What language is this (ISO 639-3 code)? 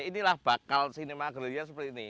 ind